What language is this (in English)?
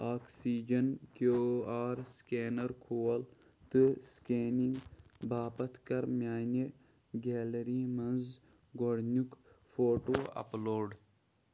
Kashmiri